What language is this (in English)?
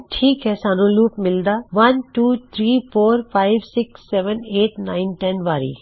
Punjabi